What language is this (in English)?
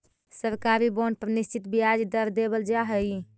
Magahi